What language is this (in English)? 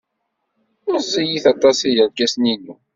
Kabyle